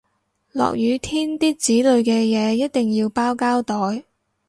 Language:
Cantonese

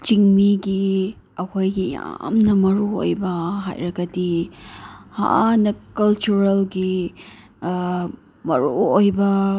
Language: Manipuri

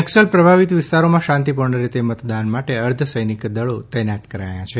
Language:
Gujarati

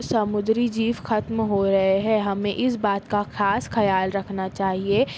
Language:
Urdu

